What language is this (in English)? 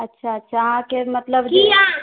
Maithili